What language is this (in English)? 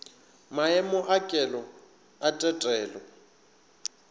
Northern Sotho